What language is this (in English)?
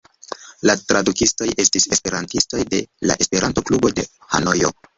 Esperanto